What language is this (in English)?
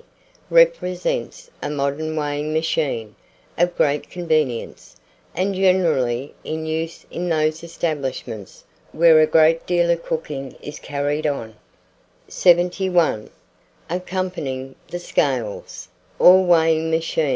English